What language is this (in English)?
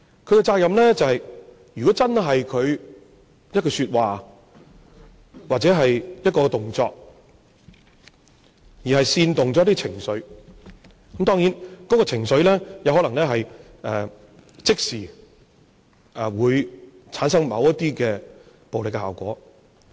Cantonese